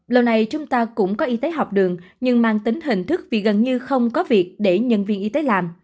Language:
Vietnamese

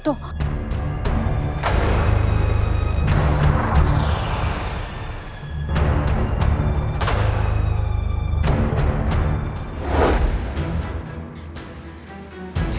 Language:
Indonesian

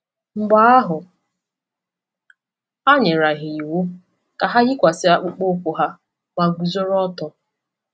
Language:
Igbo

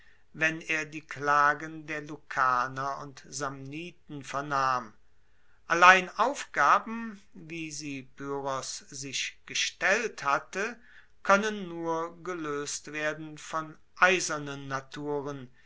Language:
German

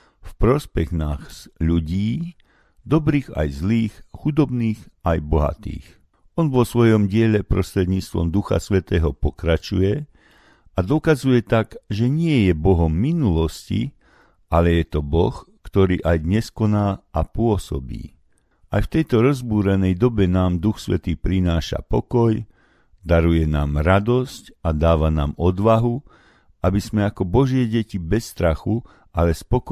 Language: Slovak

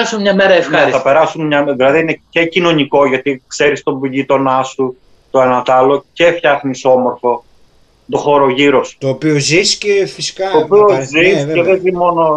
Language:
Greek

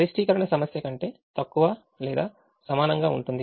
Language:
Telugu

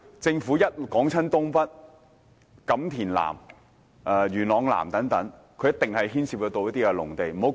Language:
Cantonese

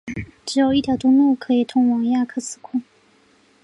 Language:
Chinese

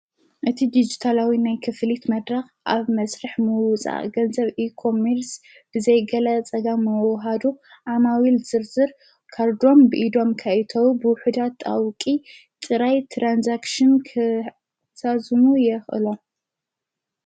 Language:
Tigrinya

